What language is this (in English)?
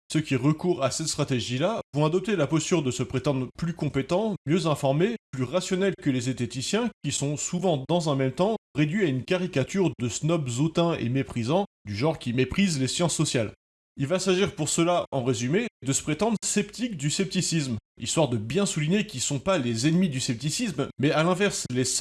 French